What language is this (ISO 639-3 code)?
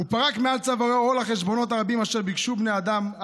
heb